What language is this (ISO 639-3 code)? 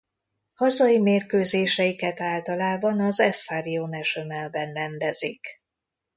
hun